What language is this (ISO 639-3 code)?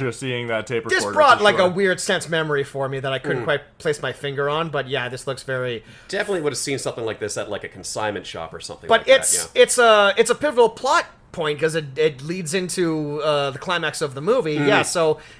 eng